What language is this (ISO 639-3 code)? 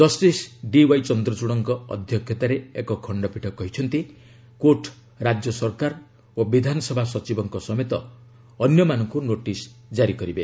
ori